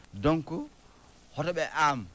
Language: Fula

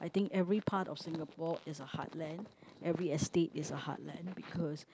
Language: English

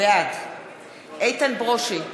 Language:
Hebrew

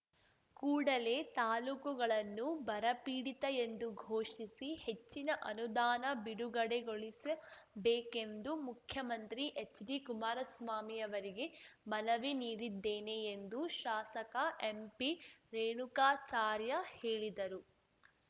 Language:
Kannada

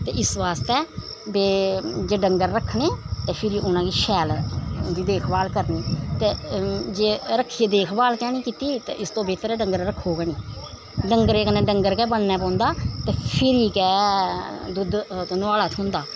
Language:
Dogri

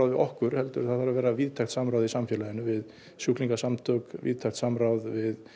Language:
Icelandic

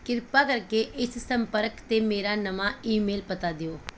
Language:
Punjabi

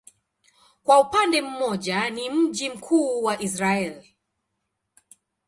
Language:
Swahili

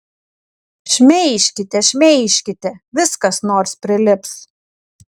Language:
Lithuanian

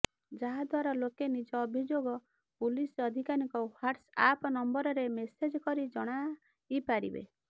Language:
Odia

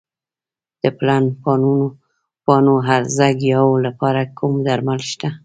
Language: Pashto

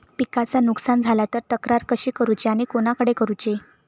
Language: Marathi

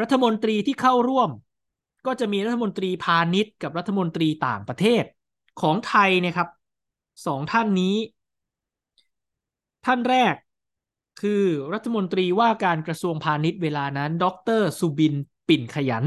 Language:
Thai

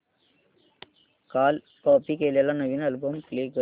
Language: Marathi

